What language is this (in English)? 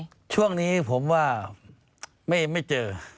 Thai